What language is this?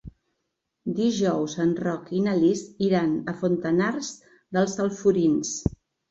Catalan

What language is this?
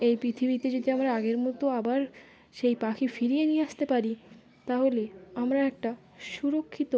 Bangla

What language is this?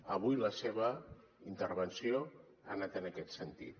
Catalan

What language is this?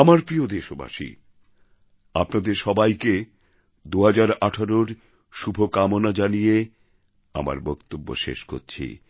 Bangla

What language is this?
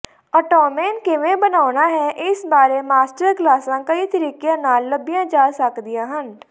Punjabi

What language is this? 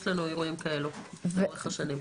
Hebrew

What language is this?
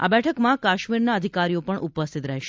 Gujarati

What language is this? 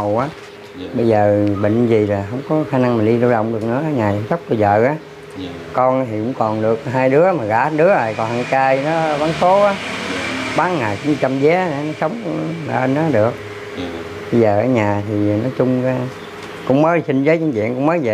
Vietnamese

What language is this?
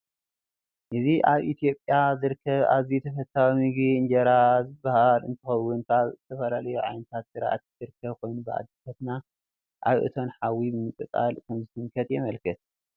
Tigrinya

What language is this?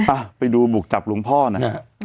Thai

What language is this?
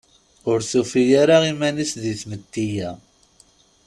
Kabyle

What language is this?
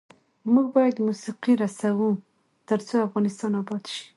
Pashto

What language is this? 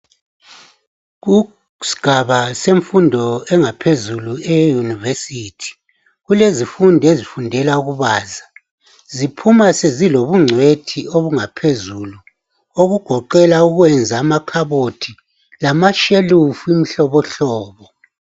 North Ndebele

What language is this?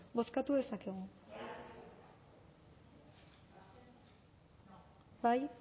Basque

